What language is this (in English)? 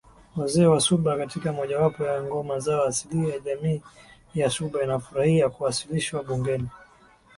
Swahili